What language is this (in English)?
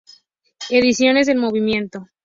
Spanish